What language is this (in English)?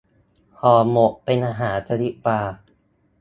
Thai